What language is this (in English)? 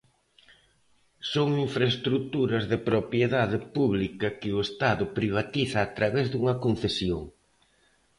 Galician